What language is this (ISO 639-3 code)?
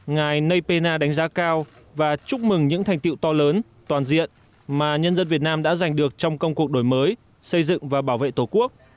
vie